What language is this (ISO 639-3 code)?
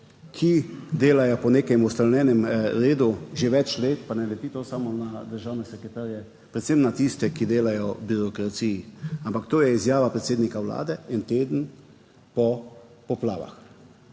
slv